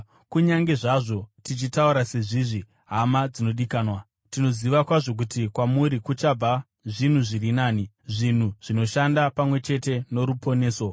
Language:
Shona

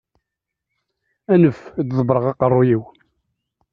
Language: Kabyle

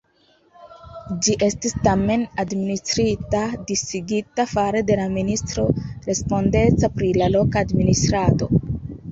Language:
Esperanto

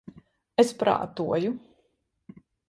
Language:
Latvian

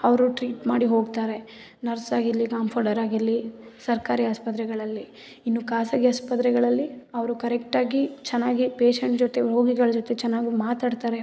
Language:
Kannada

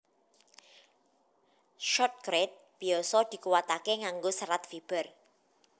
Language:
Javanese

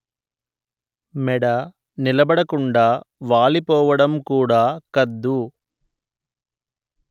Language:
Telugu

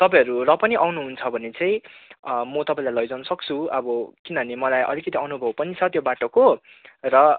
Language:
Nepali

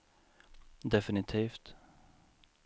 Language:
Swedish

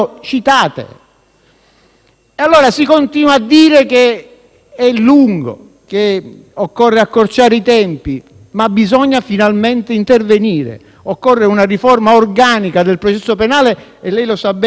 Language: Italian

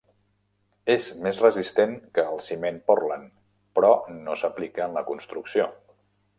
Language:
Catalan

